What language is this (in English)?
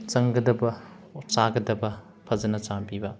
Manipuri